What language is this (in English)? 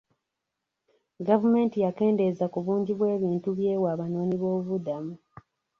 Ganda